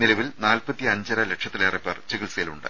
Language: Malayalam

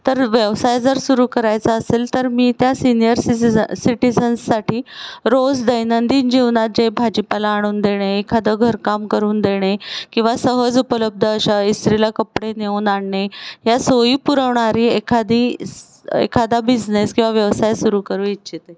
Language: Marathi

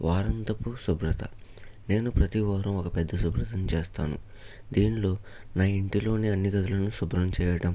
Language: Telugu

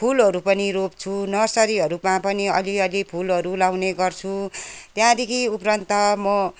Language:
Nepali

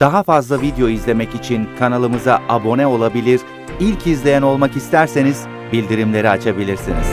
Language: Turkish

